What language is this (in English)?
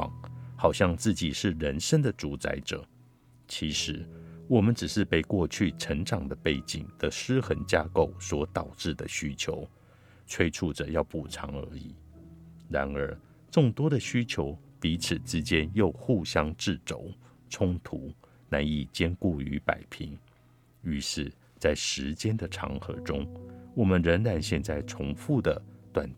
Chinese